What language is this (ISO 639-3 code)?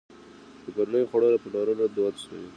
pus